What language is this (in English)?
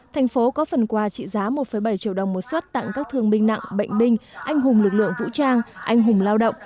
Vietnamese